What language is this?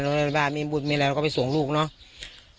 Thai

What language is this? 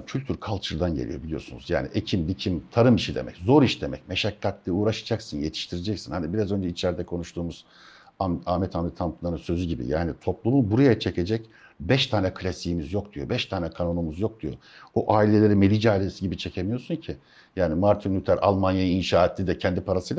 Turkish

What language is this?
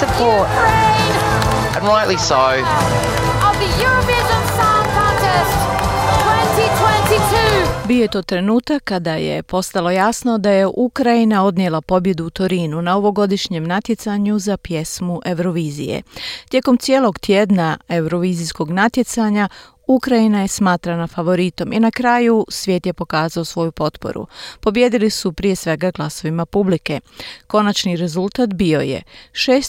Croatian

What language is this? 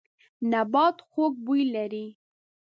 Pashto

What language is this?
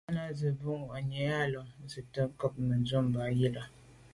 Medumba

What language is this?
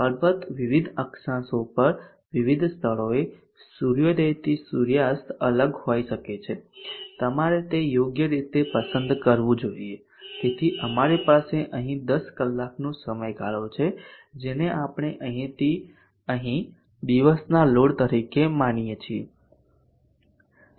Gujarati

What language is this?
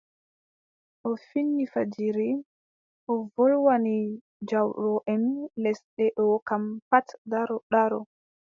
Adamawa Fulfulde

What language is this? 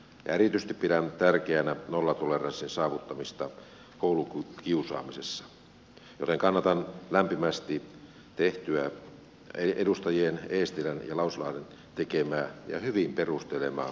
Finnish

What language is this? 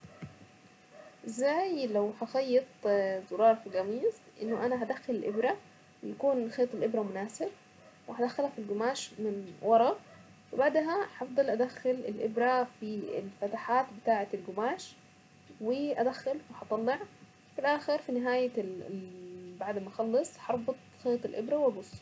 Saidi Arabic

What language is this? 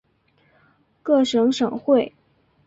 Chinese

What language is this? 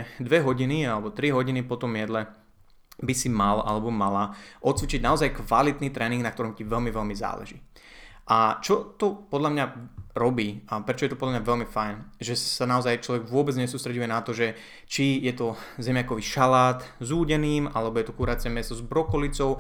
Slovak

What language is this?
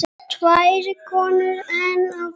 Icelandic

